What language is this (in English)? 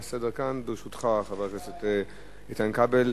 Hebrew